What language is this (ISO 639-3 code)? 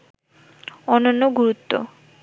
ben